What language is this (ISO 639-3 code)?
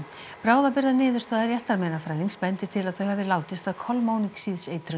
isl